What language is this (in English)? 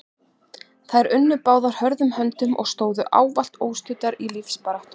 Icelandic